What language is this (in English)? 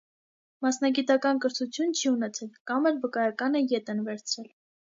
Armenian